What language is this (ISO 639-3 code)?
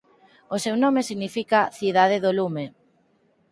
glg